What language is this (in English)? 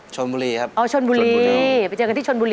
Thai